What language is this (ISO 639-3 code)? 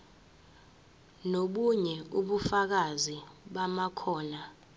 zul